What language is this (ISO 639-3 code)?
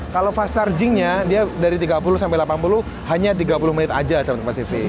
ind